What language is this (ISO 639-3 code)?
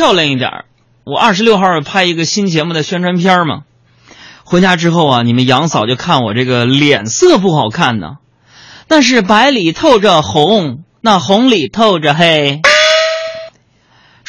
zho